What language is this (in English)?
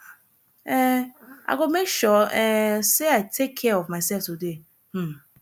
Nigerian Pidgin